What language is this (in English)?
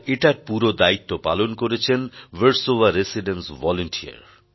Bangla